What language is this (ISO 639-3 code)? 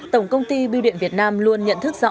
vie